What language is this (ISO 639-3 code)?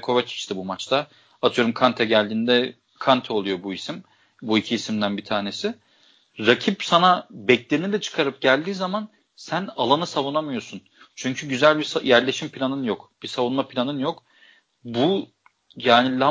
tur